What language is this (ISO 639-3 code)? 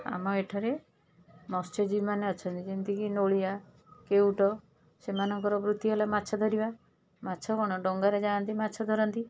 ori